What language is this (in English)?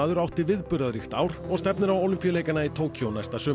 Icelandic